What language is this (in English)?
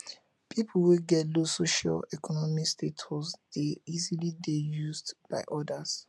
Nigerian Pidgin